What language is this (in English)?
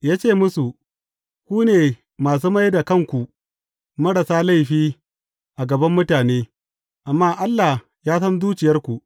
Hausa